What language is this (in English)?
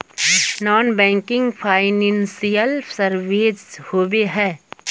Magahi